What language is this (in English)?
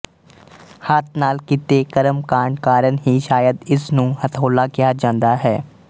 Punjabi